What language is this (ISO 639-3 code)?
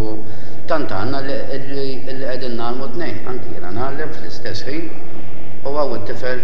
ara